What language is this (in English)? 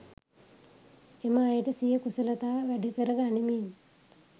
Sinhala